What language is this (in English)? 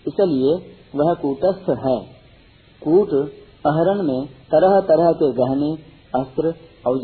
Hindi